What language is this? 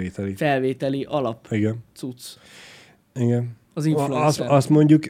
Hungarian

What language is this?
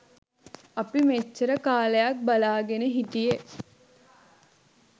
Sinhala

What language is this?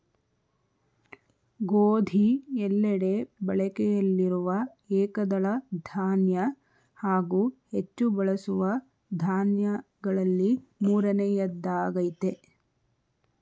Kannada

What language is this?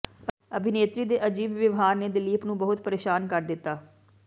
Punjabi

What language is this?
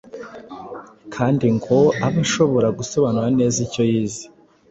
Kinyarwanda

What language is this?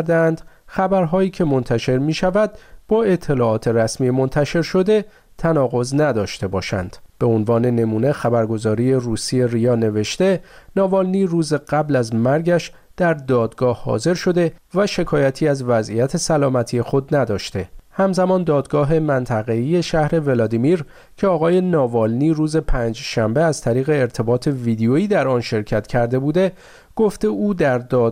Persian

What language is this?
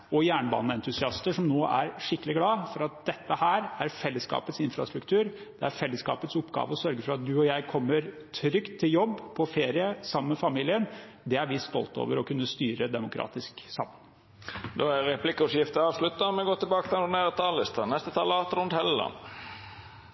Norwegian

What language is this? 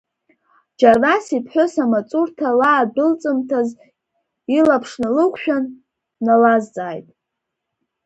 Abkhazian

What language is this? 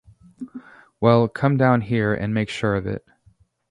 English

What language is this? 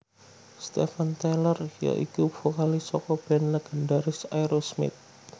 Javanese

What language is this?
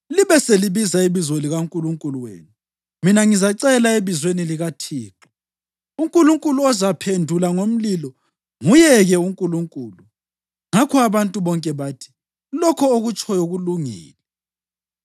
North Ndebele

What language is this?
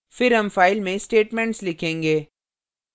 Hindi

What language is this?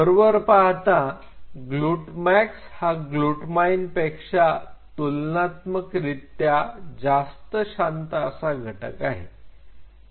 Marathi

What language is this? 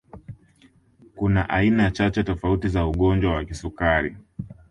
Swahili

